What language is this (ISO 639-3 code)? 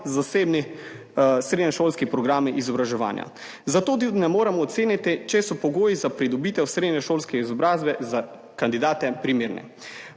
slv